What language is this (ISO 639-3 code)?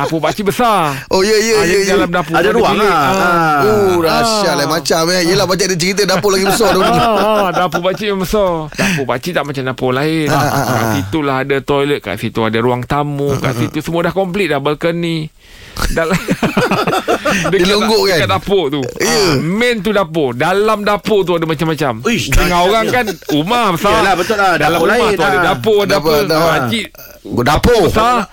msa